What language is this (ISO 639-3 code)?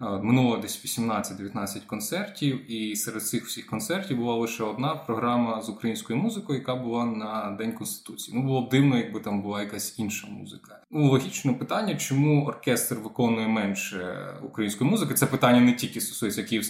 ukr